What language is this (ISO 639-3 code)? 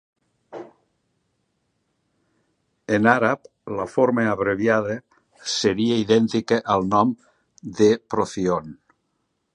cat